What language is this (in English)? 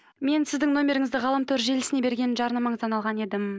Kazakh